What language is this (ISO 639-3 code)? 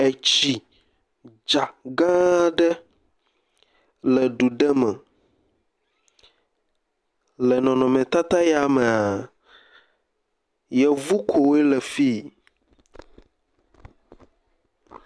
ewe